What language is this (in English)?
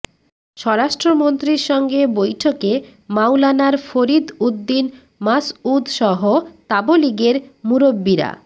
Bangla